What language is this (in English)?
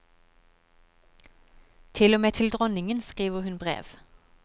Norwegian